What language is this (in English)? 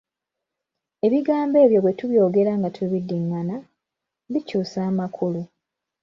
Ganda